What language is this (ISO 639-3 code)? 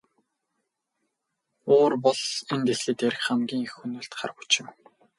mon